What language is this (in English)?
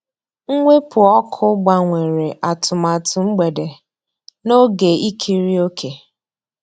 Igbo